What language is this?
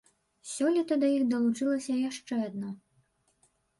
Belarusian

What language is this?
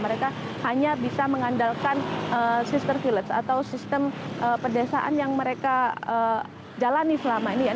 Indonesian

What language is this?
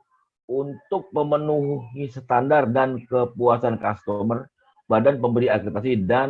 Indonesian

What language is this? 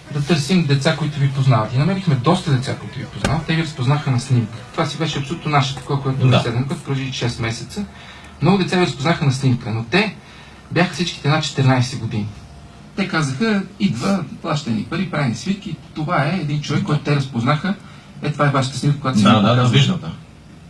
Bulgarian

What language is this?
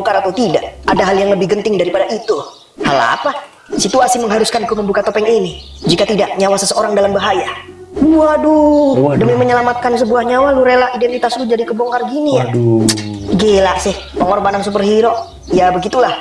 Indonesian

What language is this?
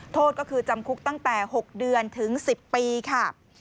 Thai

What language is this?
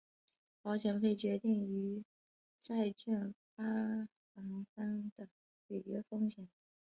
Chinese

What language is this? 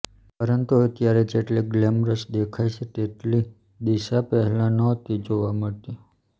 Gujarati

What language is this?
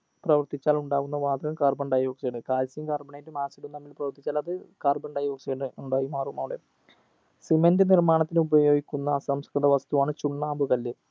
Malayalam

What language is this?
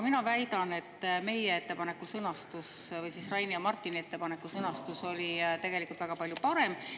Estonian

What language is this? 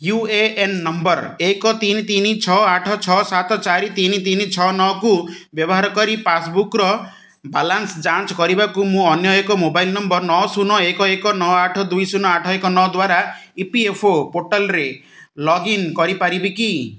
Odia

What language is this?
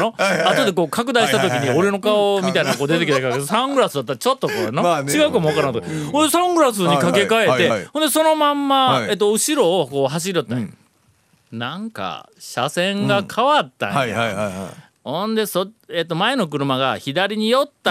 Japanese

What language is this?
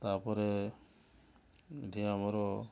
Odia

